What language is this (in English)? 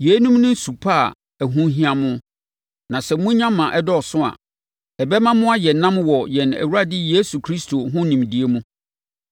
Akan